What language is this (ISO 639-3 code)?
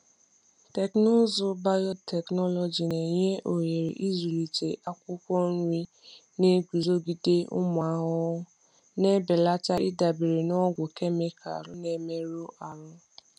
ibo